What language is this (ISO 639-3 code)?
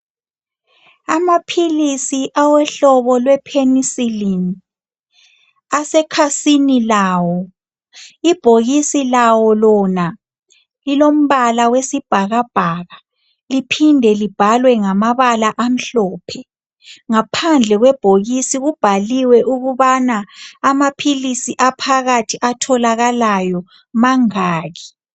nde